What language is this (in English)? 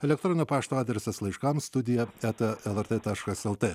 Lithuanian